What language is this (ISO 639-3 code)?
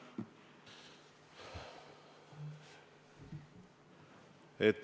est